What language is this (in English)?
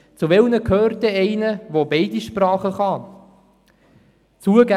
Swiss German